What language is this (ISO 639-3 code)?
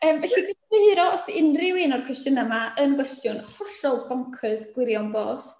cym